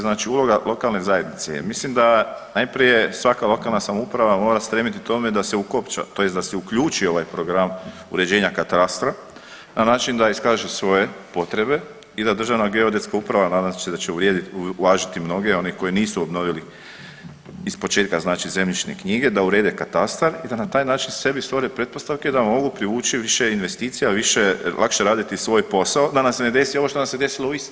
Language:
Croatian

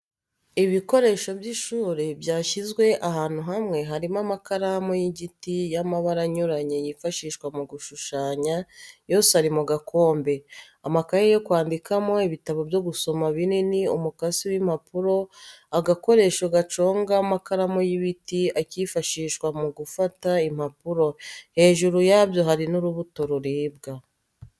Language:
Kinyarwanda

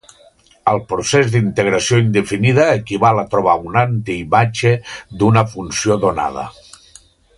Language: Catalan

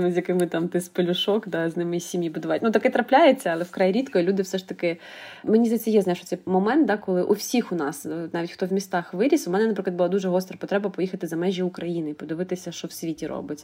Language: Ukrainian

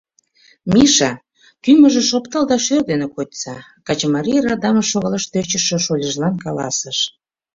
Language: Mari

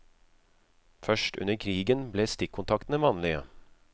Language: Norwegian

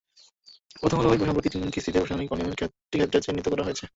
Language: Bangla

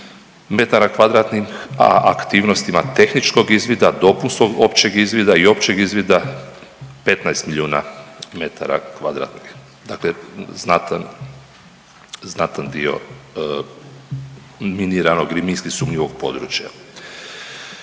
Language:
Croatian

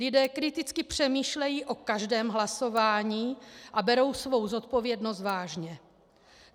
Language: Czech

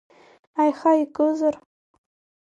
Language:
Abkhazian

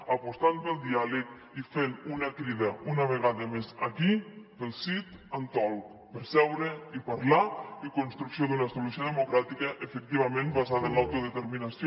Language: Catalan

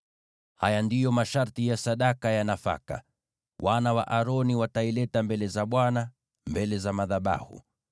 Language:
Swahili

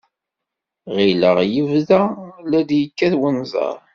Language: Kabyle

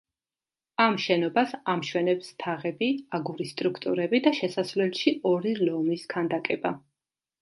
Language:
Georgian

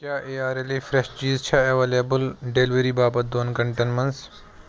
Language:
Kashmiri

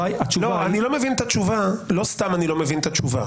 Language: Hebrew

